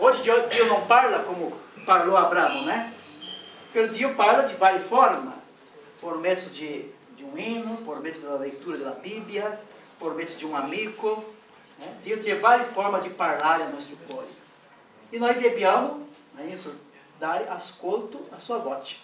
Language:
Portuguese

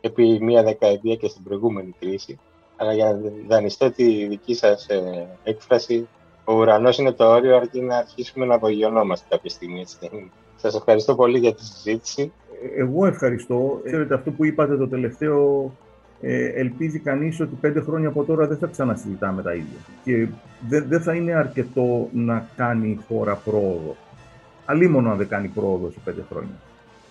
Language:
Greek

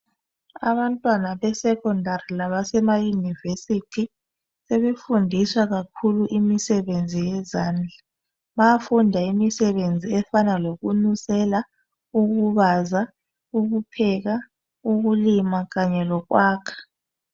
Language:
North Ndebele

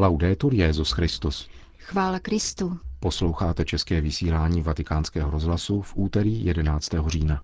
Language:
Czech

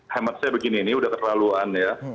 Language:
Indonesian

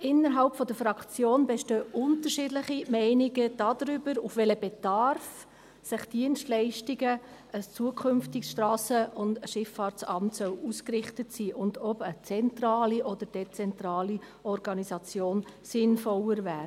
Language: Swiss German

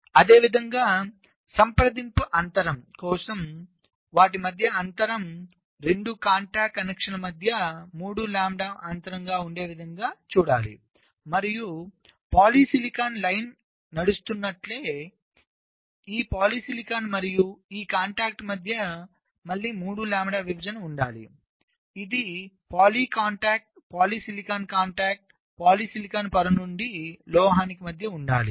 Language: Telugu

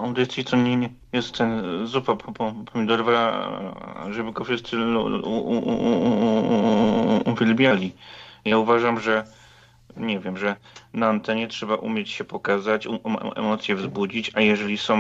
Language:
Polish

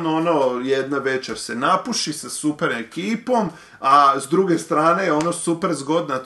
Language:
Croatian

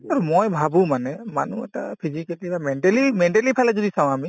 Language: Assamese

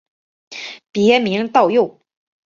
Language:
Chinese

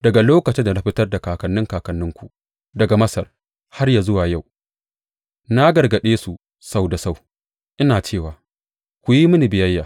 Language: Hausa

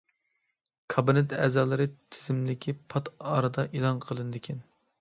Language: Uyghur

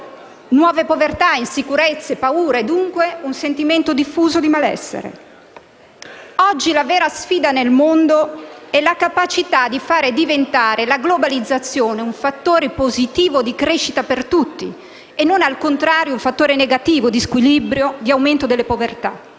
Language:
Italian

